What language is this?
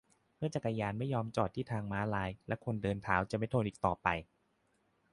Thai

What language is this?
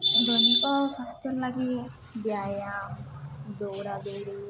Odia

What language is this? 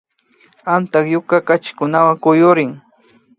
Imbabura Highland Quichua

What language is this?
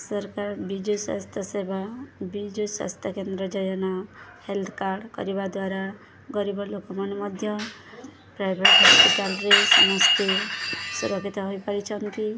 Odia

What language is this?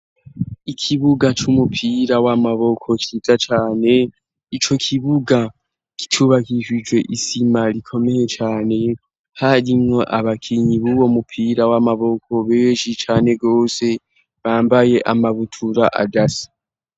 Rundi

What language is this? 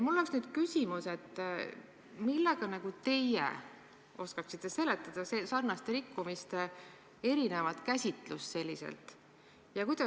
Estonian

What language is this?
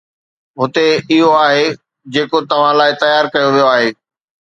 Sindhi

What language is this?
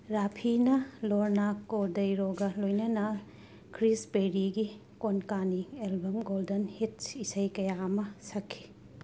Manipuri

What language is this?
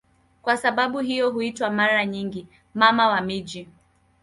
Swahili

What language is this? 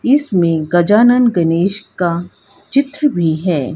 Hindi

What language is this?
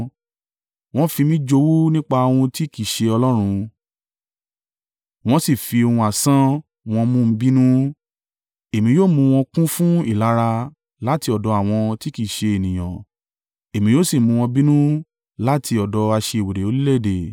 Yoruba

